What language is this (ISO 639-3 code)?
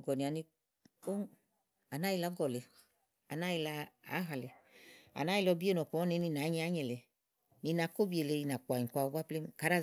ahl